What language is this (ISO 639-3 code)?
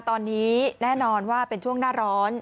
tha